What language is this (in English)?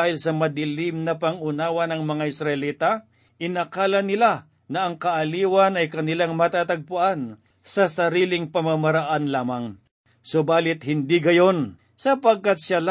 Filipino